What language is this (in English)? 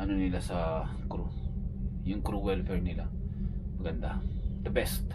Filipino